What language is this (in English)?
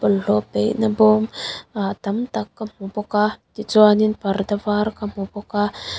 Mizo